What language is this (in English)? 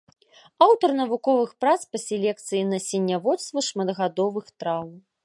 Belarusian